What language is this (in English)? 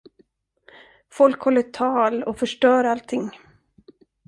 Swedish